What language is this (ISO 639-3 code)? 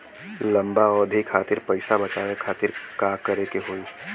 bho